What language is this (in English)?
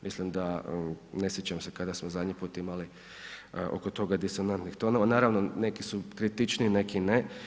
Croatian